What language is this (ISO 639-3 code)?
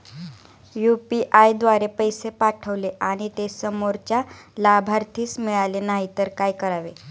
mar